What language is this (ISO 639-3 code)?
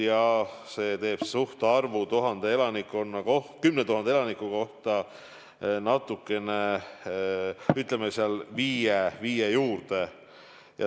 est